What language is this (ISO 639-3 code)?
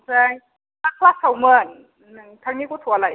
brx